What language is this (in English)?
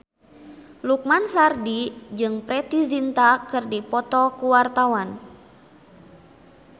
Sundanese